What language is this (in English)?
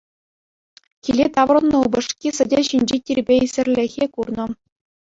Chuvash